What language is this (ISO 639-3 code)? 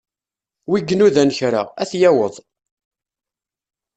kab